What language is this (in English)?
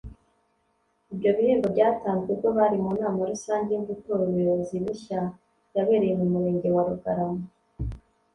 Kinyarwanda